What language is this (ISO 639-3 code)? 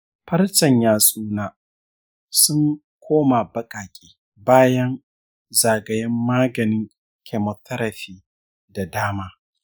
hau